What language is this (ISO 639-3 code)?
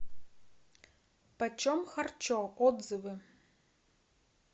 rus